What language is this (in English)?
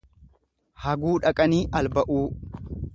Oromo